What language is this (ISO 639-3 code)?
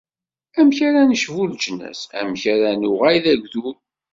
kab